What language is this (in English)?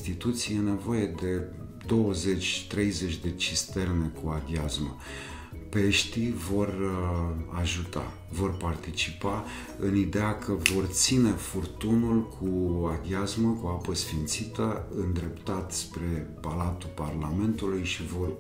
Romanian